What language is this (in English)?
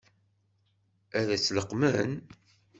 Kabyle